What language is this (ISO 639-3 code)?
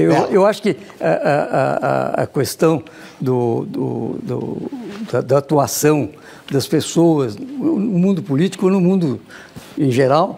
por